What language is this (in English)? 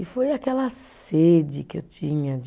Portuguese